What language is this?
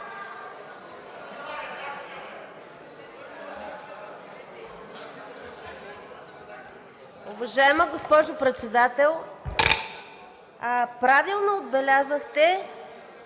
Bulgarian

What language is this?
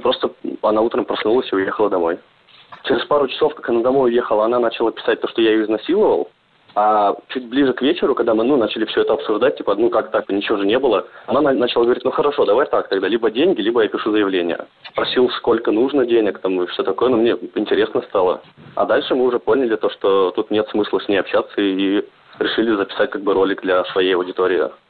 Russian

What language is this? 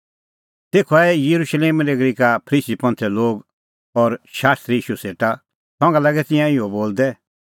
Kullu Pahari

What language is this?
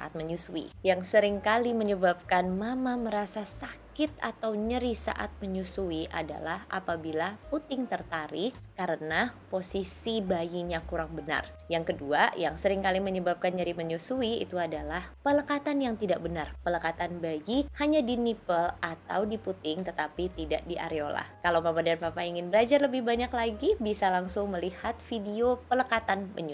Indonesian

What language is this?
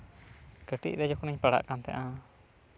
Santali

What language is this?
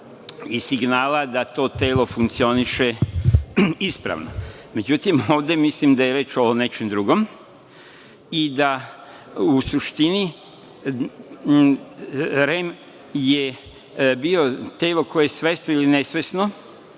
Serbian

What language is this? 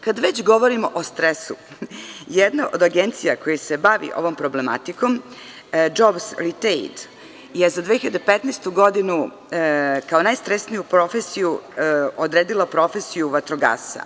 Serbian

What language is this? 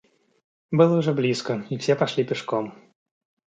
Russian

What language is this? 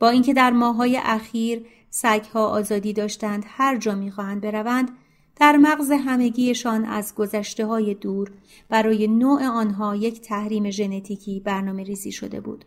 Persian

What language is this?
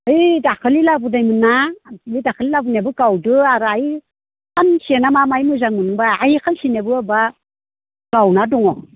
Bodo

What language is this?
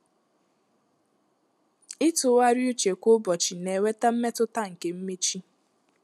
Igbo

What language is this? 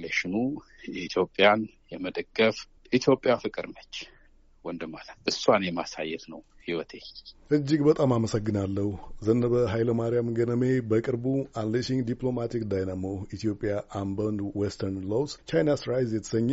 Amharic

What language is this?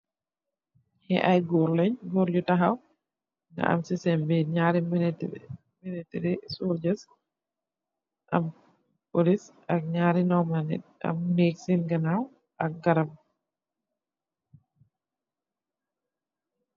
Wolof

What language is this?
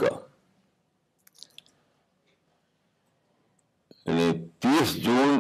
Urdu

